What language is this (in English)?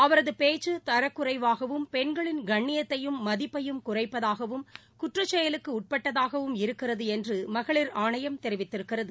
Tamil